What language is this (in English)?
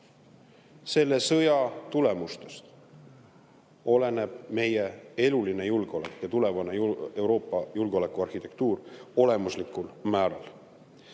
Estonian